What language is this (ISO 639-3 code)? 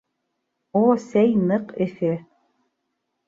bak